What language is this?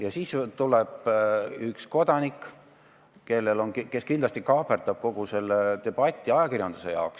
Estonian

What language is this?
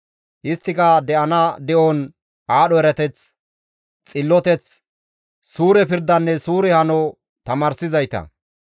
Gamo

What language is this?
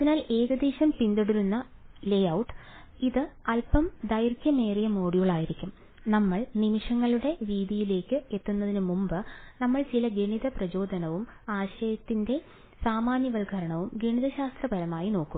Malayalam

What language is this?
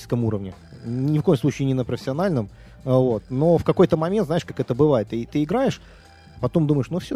Russian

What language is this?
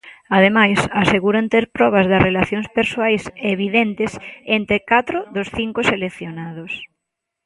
Galician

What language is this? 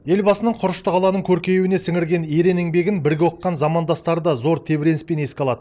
Kazakh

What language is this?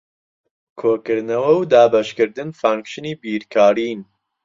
Central Kurdish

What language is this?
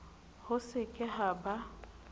Southern Sotho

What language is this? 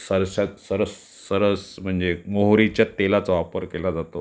Marathi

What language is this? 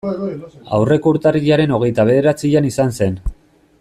Basque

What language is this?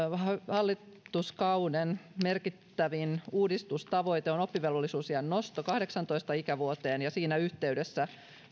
Finnish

